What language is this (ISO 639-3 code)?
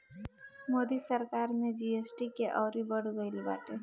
bho